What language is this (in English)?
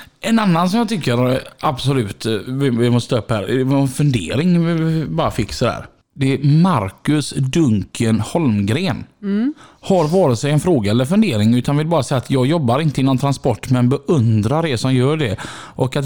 Swedish